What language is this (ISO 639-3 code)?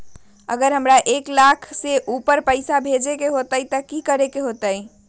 mag